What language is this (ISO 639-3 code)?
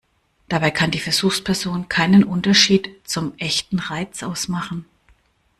deu